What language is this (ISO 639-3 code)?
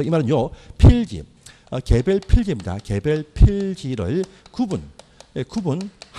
kor